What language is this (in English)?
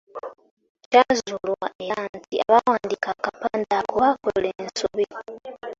Ganda